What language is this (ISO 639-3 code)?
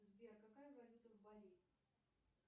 rus